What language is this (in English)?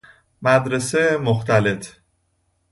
Persian